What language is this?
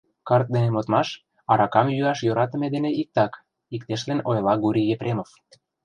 Mari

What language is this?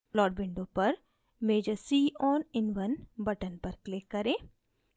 Hindi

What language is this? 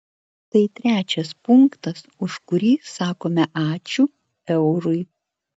Lithuanian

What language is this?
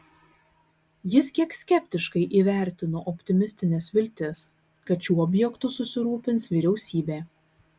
Lithuanian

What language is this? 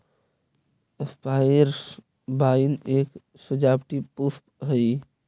Magahi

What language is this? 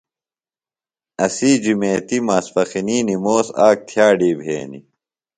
Phalura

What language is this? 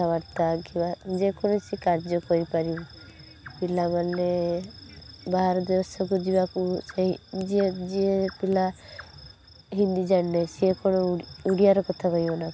Odia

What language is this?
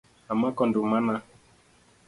Luo (Kenya and Tanzania)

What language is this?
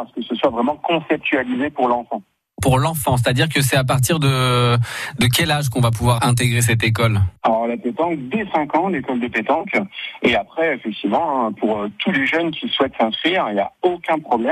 French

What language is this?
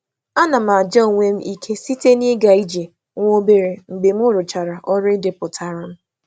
Igbo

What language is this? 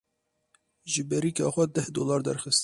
Kurdish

